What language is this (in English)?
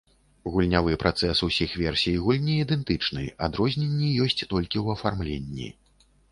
Belarusian